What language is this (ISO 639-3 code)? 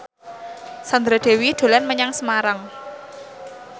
jav